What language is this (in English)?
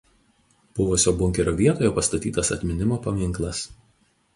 Lithuanian